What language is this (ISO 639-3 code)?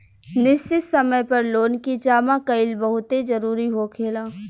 bho